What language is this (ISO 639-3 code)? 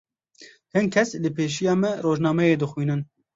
kur